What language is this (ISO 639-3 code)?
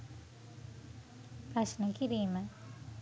sin